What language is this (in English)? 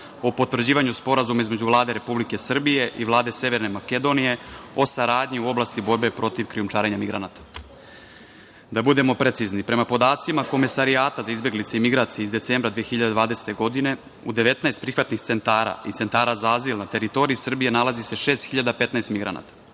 Serbian